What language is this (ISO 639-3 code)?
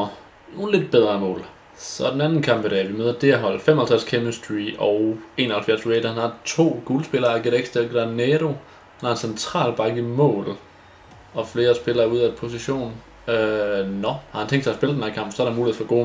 dan